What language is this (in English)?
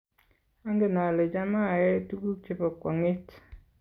Kalenjin